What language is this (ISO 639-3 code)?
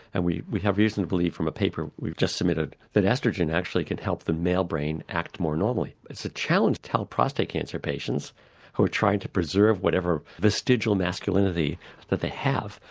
eng